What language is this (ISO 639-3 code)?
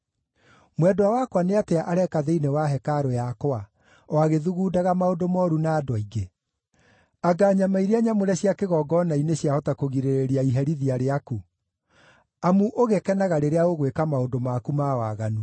kik